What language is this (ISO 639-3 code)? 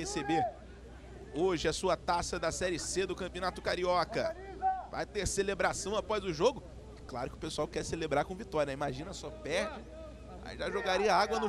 por